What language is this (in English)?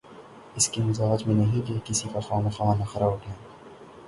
Urdu